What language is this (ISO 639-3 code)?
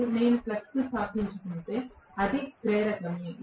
tel